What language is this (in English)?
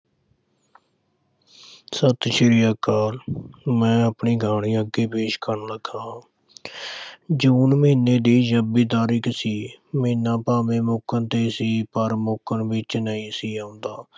Punjabi